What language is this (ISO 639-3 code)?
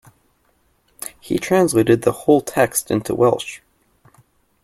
eng